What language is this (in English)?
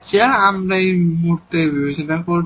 Bangla